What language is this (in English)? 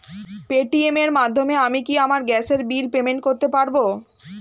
Bangla